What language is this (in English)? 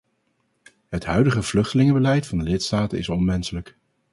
Dutch